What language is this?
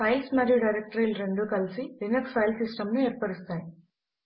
Telugu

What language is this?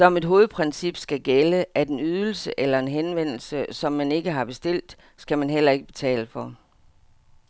Danish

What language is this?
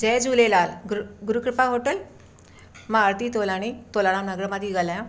Sindhi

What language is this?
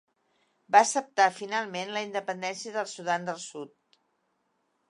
Catalan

